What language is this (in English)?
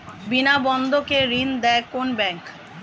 Bangla